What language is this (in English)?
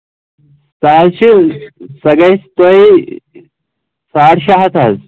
Kashmiri